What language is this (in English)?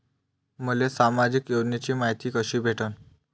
Marathi